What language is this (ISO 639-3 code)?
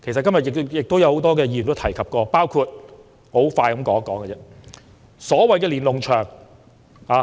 yue